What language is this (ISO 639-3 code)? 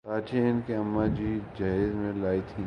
urd